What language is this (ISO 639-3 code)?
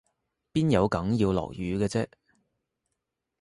yue